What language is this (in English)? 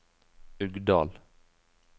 Norwegian